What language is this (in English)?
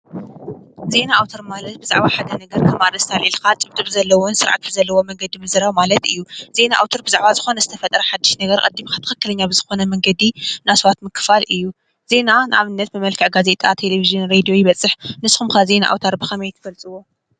Tigrinya